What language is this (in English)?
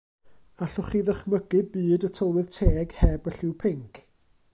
Welsh